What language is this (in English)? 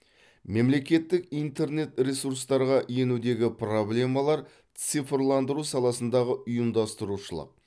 Kazakh